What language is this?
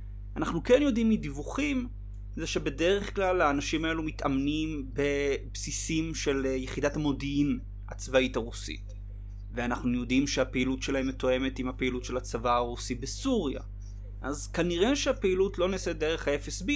Hebrew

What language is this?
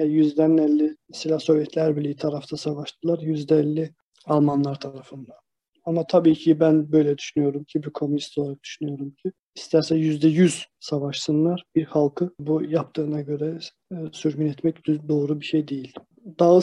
Turkish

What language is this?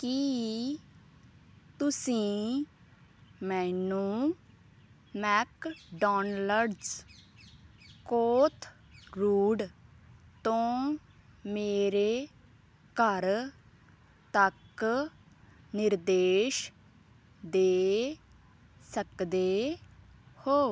Punjabi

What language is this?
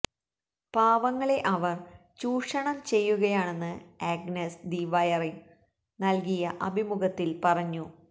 Malayalam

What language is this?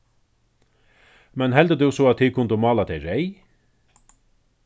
Faroese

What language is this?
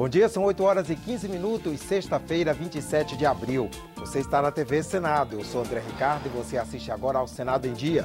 Portuguese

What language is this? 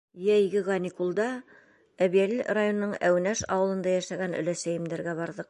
Bashkir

